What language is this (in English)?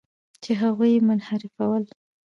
Pashto